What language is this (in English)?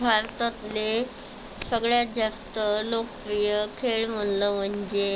Marathi